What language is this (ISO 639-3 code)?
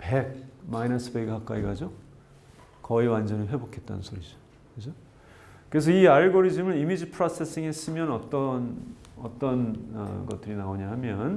kor